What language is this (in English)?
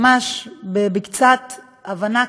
Hebrew